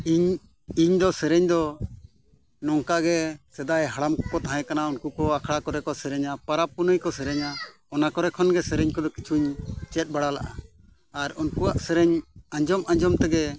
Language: Santali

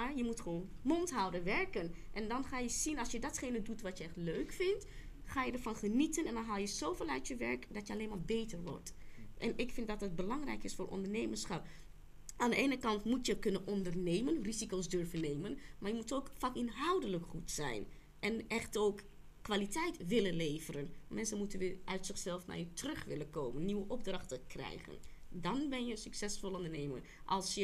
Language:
Dutch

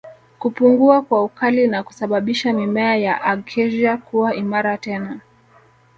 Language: Swahili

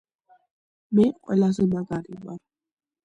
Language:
Georgian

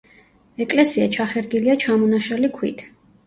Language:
Georgian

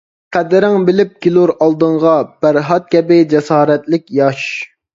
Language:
Uyghur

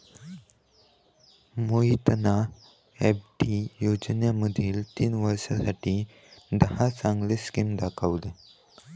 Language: Marathi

